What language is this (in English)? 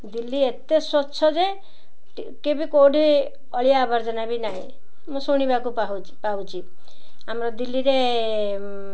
Odia